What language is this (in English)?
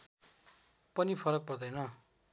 Nepali